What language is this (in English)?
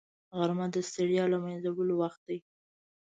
Pashto